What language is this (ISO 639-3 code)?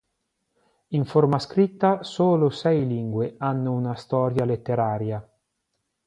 ita